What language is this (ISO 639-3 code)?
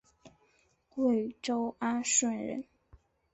zho